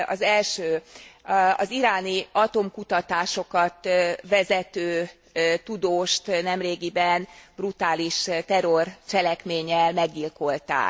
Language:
Hungarian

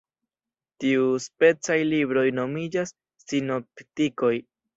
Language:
Esperanto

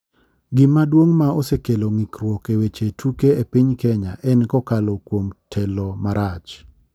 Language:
Luo (Kenya and Tanzania)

